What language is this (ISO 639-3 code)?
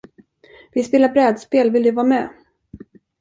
swe